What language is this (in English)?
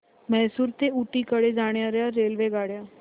Marathi